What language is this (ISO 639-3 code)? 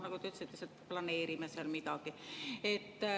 est